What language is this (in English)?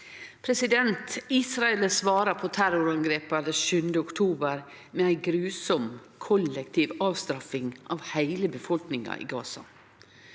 Norwegian